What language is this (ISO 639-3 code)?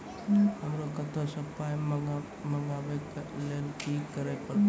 mai